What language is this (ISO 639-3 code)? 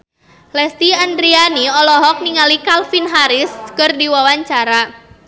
sun